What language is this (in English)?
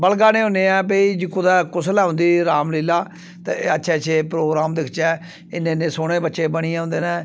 Dogri